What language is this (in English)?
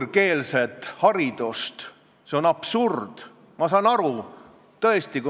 Estonian